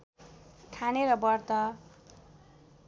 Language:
Nepali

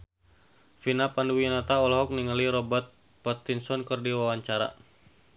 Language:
Sundanese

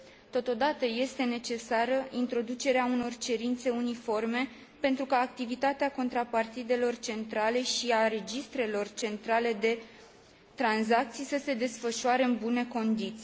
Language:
Romanian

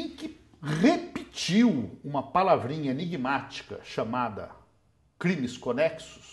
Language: Portuguese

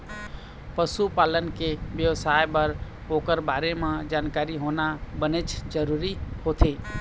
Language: Chhattisgarhi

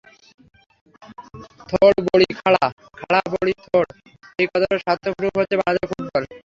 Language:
Bangla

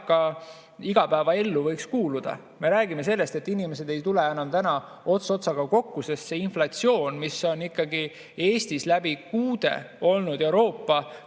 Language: Estonian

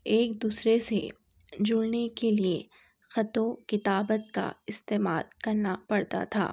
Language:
Urdu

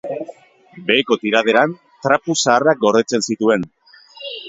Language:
Basque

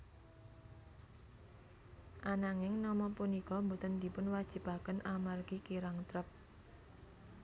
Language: Javanese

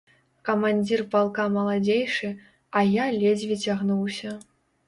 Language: Belarusian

